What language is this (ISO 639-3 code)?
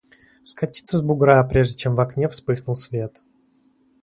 rus